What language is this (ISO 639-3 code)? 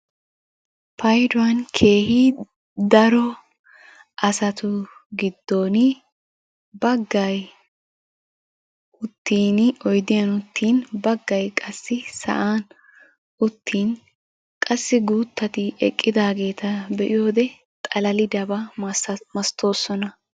wal